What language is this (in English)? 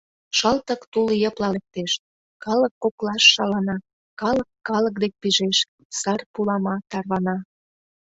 Mari